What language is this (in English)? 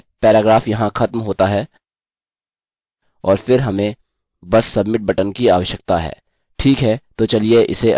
Hindi